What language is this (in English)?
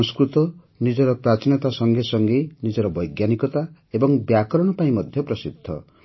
Odia